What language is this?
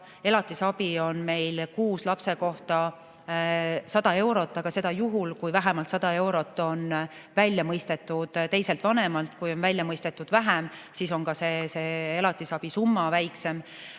Estonian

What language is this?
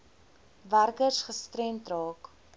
Afrikaans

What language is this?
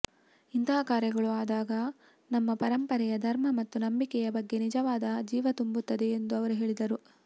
Kannada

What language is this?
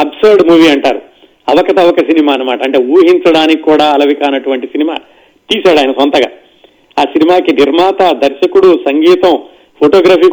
Telugu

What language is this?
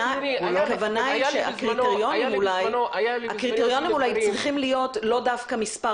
Hebrew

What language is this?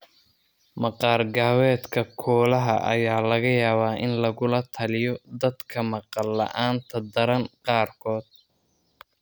Somali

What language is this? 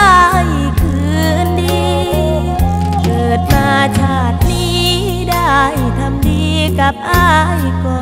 Thai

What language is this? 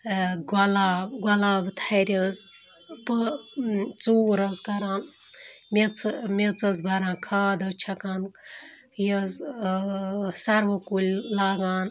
Kashmiri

